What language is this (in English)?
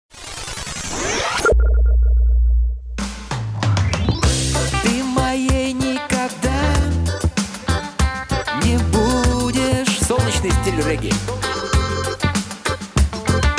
Russian